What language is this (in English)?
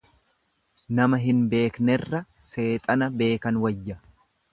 Oromo